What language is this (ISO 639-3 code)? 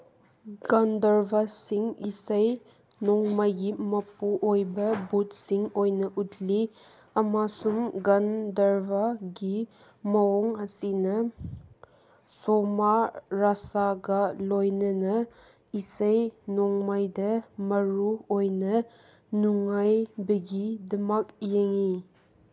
mni